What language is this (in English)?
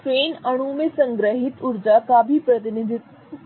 Hindi